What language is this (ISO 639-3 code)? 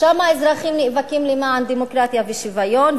heb